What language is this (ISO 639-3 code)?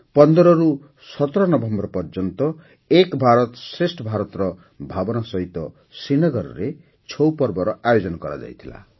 ori